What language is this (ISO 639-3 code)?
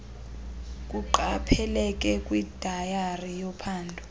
xho